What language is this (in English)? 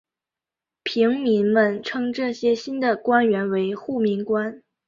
Chinese